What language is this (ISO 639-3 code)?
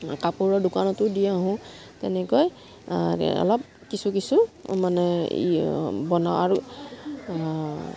asm